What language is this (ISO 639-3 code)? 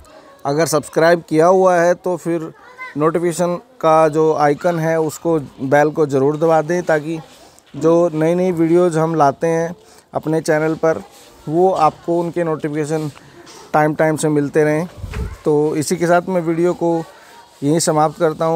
hin